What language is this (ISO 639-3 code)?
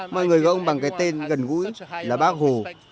vie